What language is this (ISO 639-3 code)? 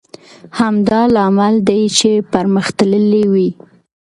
pus